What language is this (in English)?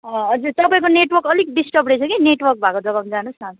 Nepali